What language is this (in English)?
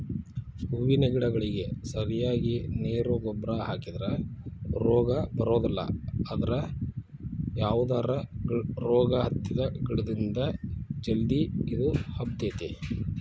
Kannada